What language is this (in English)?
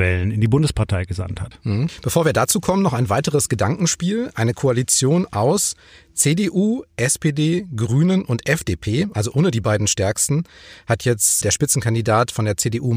German